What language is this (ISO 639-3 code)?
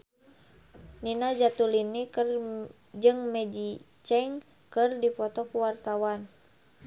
sun